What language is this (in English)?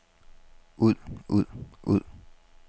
Danish